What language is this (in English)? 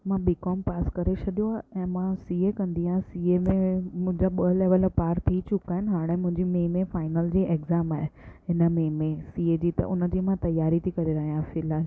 Sindhi